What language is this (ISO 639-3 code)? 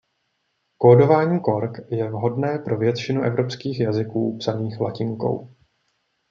ces